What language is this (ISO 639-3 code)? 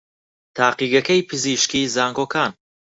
ckb